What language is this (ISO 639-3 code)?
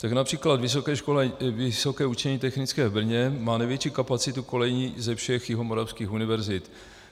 ces